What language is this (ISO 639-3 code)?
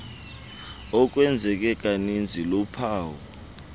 xho